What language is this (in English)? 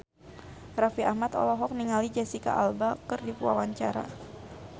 Sundanese